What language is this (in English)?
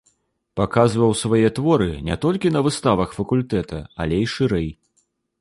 Belarusian